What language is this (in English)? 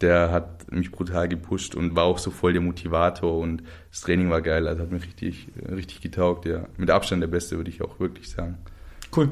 German